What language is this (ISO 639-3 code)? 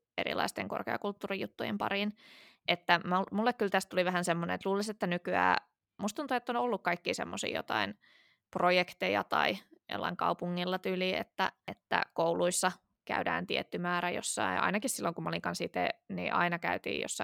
fin